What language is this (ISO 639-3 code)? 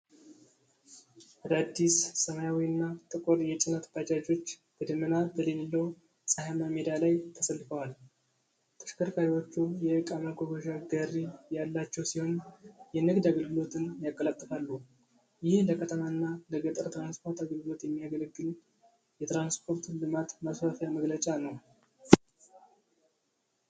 amh